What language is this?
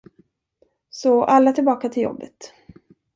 Swedish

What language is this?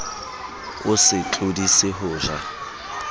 Southern Sotho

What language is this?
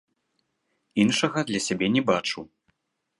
Belarusian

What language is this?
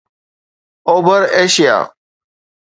Sindhi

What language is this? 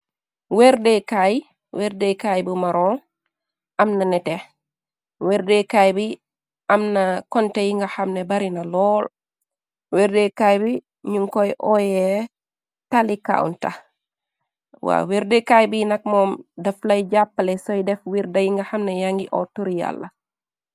Wolof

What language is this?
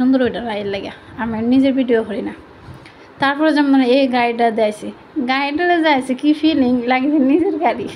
Bangla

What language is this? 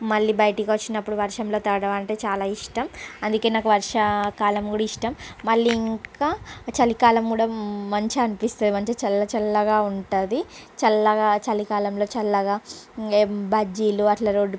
Telugu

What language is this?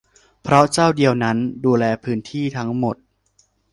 Thai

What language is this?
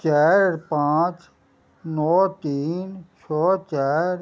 Maithili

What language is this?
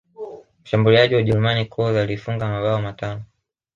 Swahili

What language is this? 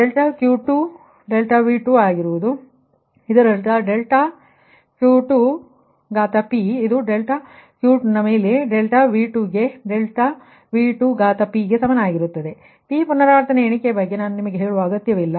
Kannada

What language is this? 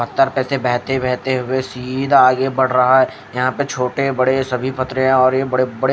Hindi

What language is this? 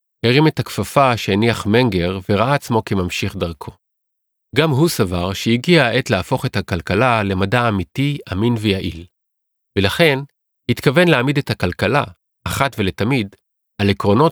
Hebrew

